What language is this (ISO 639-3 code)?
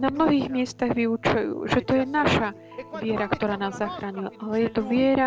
slk